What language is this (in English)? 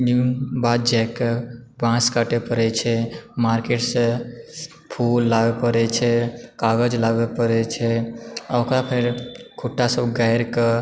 Maithili